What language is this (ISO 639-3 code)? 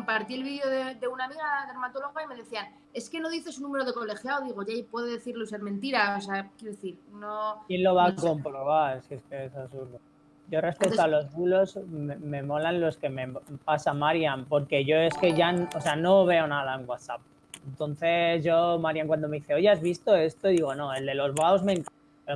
spa